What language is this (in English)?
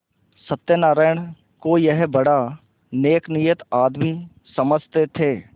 Hindi